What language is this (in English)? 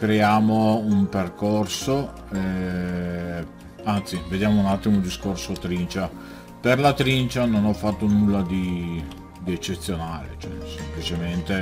Italian